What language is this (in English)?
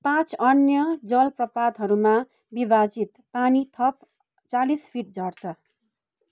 Nepali